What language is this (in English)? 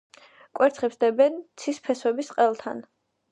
Georgian